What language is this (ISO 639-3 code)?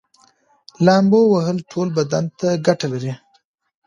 pus